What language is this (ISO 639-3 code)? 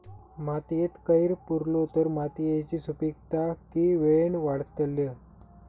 mar